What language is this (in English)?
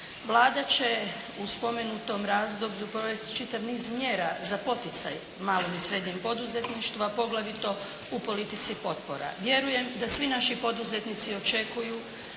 Croatian